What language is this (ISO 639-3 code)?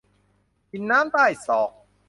tha